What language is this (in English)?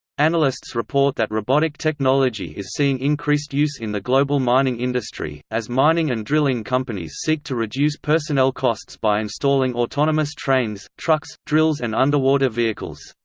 English